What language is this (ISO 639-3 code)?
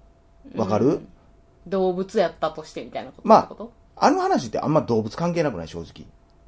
jpn